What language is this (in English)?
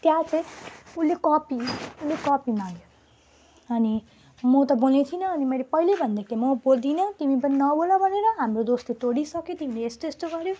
Nepali